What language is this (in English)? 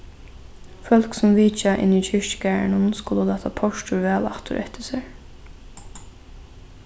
Faroese